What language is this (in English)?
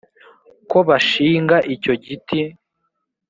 Kinyarwanda